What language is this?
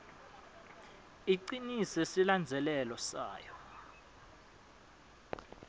Swati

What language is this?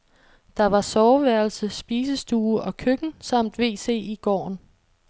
Danish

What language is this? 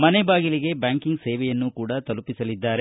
Kannada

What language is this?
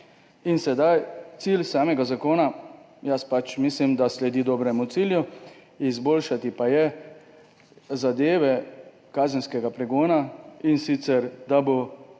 Slovenian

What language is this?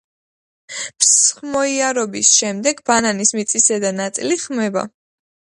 Georgian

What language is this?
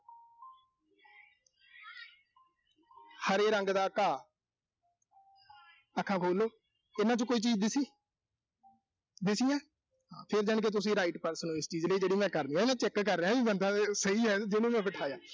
Punjabi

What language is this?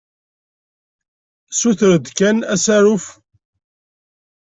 Kabyle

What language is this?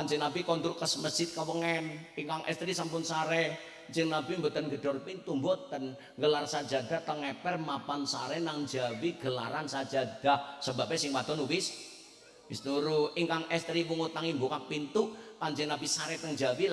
Indonesian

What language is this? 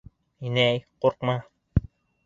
Bashkir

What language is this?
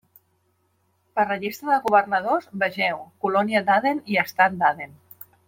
Catalan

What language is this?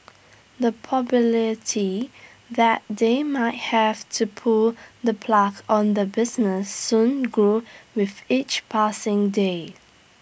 English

